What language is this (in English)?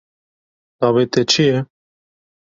Kurdish